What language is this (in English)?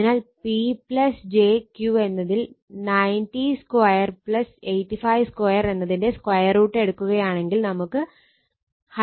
Malayalam